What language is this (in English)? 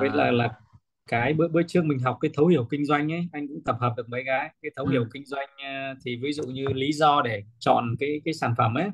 Vietnamese